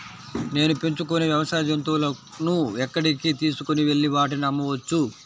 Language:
Telugu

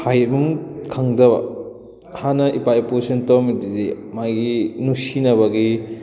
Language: Manipuri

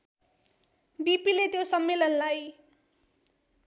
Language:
Nepali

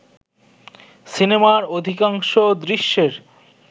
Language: Bangla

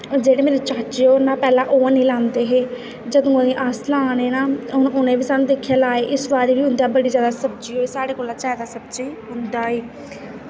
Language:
Dogri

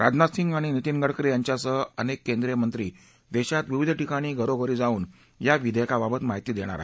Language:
Marathi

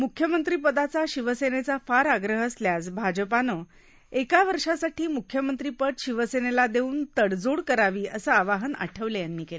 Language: Marathi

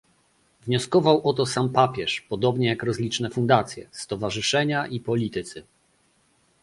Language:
Polish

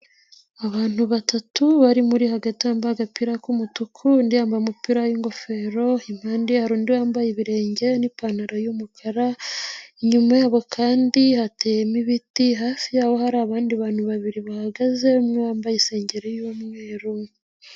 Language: Kinyarwanda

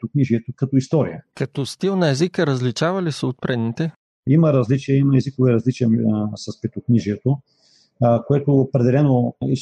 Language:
Bulgarian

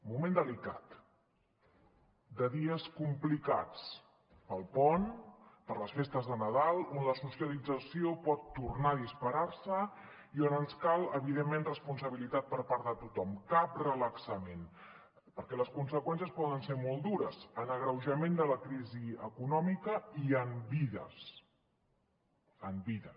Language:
Catalan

